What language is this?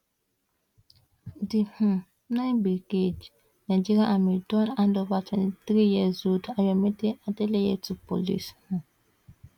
Nigerian Pidgin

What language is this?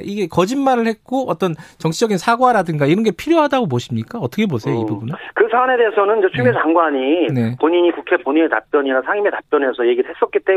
Korean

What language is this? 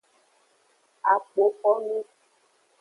Aja (Benin)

